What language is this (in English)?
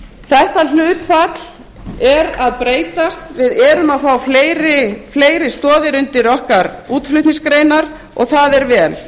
Icelandic